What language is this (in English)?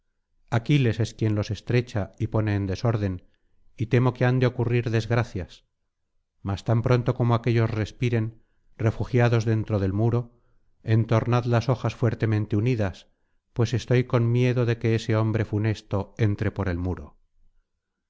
Spanish